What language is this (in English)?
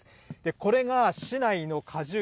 Japanese